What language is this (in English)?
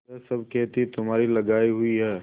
Hindi